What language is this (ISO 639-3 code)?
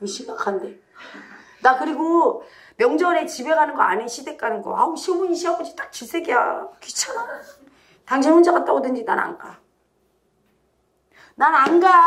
kor